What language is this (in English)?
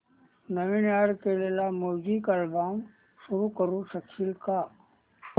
Marathi